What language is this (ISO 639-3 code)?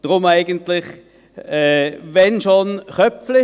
gsw